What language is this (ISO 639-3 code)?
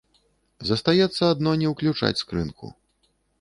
bel